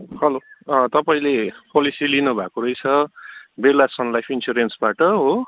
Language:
Nepali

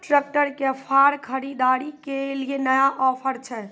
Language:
Maithili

